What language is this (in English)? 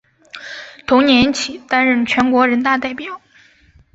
Chinese